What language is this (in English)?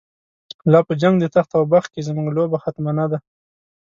Pashto